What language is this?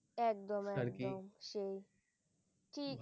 Bangla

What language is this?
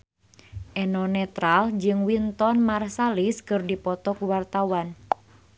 Sundanese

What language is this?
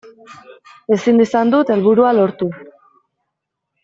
Basque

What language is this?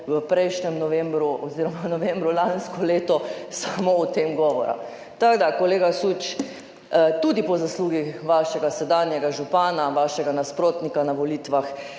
Slovenian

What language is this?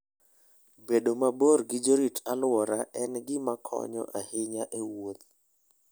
Luo (Kenya and Tanzania)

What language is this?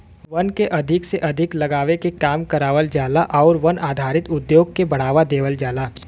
Bhojpuri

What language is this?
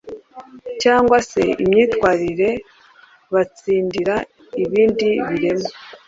Kinyarwanda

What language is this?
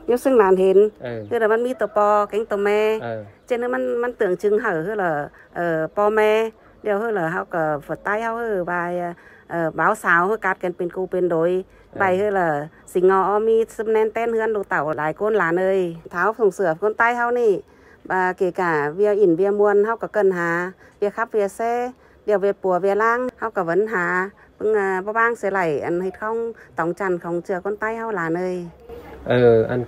Vietnamese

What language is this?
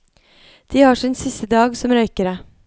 Norwegian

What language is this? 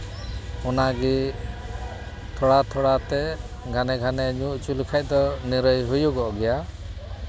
Santali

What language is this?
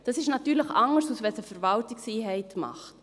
Swiss German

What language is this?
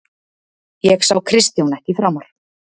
Icelandic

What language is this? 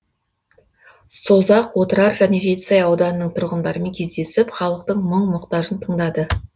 Kazakh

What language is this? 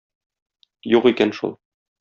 Tatar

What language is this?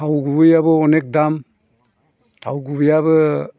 Bodo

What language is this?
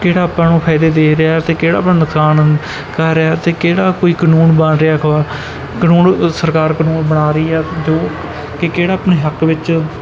Punjabi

